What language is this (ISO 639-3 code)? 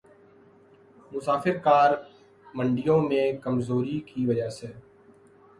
urd